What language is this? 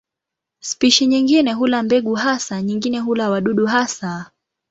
Swahili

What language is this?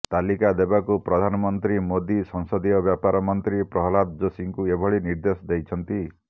Odia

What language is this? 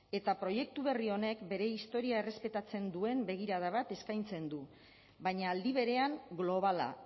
Basque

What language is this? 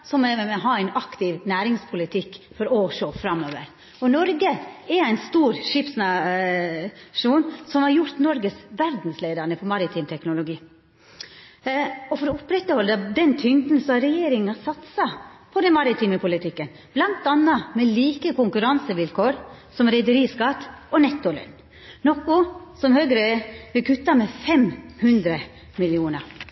Norwegian Nynorsk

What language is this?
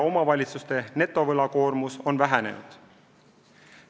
Estonian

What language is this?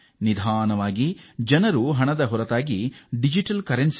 Kannada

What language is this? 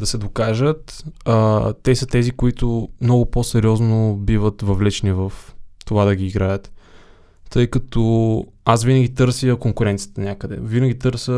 Bulgarian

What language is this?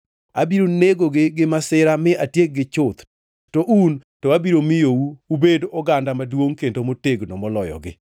Luo (Kenya and Tanzania)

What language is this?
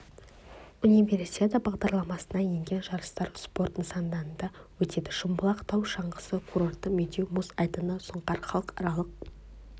Kazakh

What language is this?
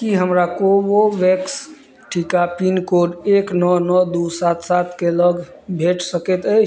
Maithili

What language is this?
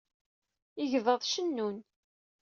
Kabyle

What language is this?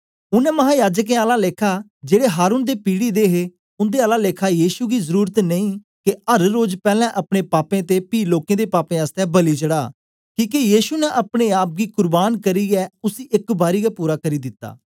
Dogri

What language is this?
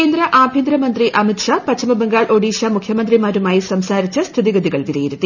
Malayalam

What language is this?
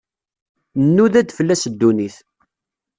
Kabyle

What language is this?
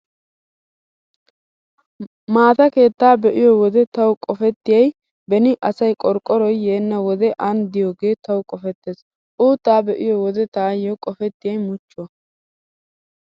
Wolaytta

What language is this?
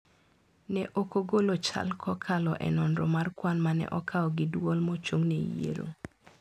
Luo (Kenya and Tanzania)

